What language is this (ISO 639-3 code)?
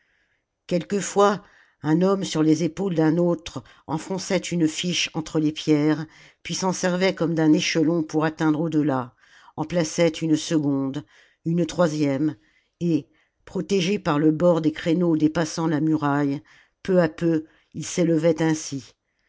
fra